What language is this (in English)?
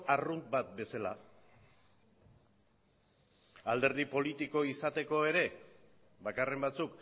Basque